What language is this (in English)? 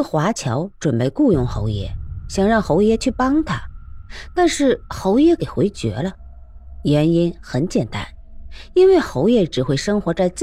Chinese